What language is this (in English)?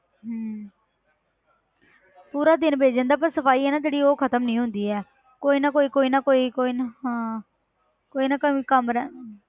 Punjabi